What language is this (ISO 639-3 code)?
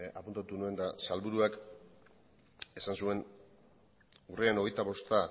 eus